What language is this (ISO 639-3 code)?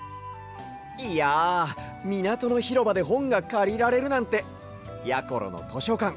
jpn